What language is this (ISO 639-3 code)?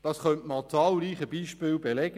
gsw